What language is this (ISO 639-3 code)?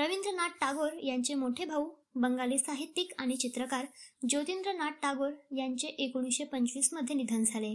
mar